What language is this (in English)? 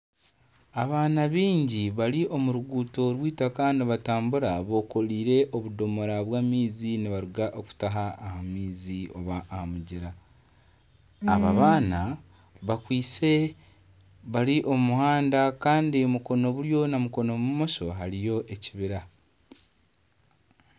Nyankole